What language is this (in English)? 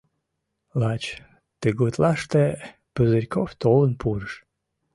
Mari